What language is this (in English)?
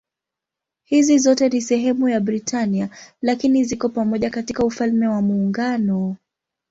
Swahili